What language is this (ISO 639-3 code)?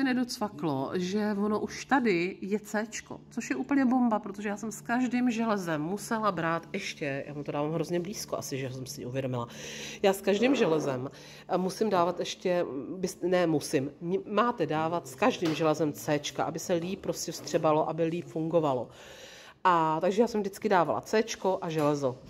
ces